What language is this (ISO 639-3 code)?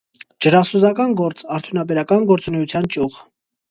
hye